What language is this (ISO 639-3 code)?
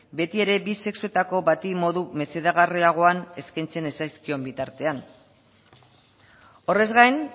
eus